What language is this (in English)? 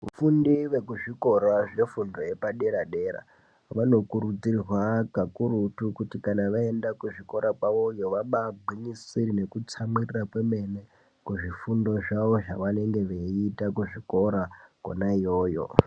Ndau